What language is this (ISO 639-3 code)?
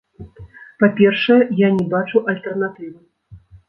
bel